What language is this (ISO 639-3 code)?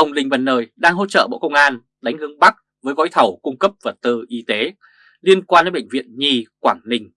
vie